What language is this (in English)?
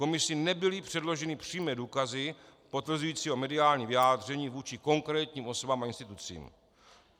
Czech